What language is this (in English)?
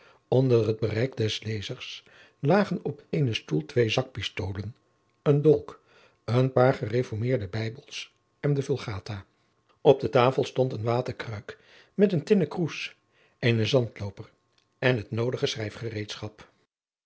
Dutch